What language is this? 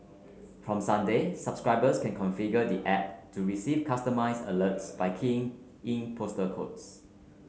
English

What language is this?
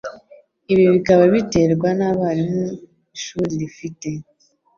Kinyarwanda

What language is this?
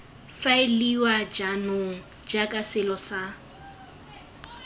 Tswana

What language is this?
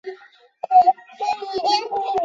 Chinese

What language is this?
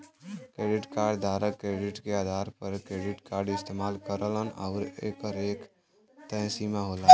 Bhojpuri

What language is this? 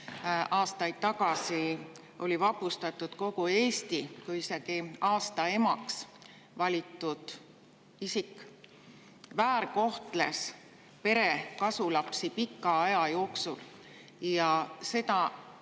Estonian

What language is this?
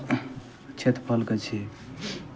Maithili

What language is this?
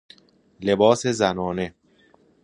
Persian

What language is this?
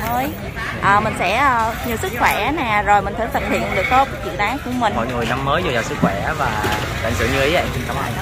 Vietnamese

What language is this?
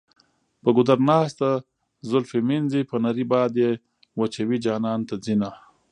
Pashto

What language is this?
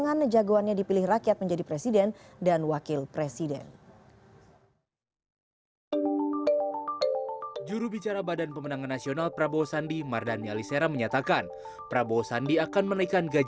Indonesian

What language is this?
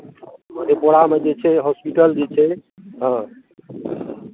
Maithili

